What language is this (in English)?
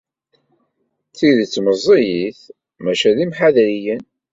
Kabyle